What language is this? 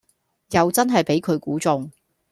Cantonese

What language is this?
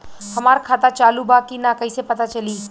Bhojpuri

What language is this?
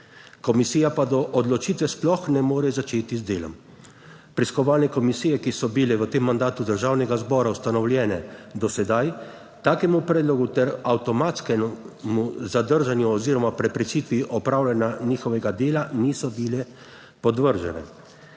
Slovenian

